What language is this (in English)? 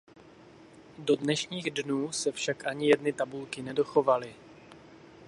Czech